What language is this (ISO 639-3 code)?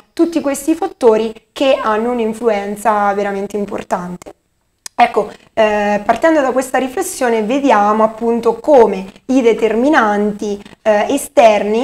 ita